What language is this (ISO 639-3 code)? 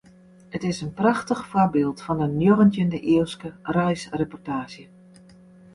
fry